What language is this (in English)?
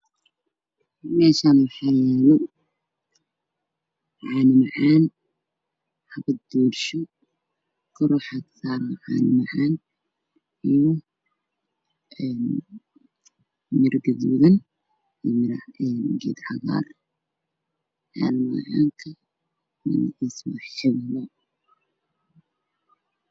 Somali